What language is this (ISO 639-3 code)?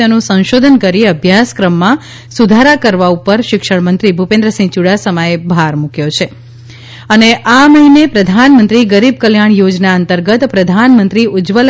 guj